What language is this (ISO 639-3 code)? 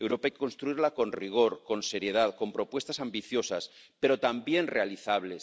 spa